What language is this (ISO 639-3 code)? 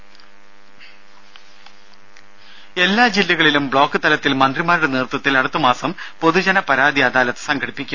mal